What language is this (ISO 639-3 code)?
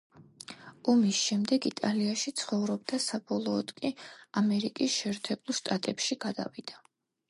kat